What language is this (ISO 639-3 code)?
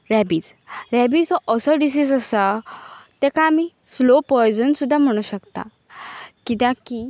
kok